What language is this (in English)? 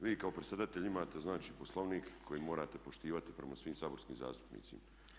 Croatian